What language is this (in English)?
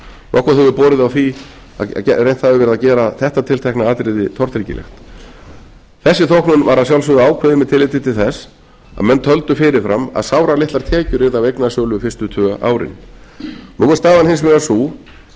Icelandic